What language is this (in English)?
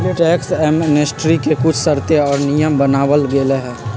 Magahi